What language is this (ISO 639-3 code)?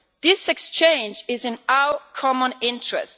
eng